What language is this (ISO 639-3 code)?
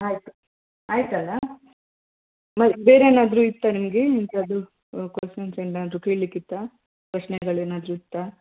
kan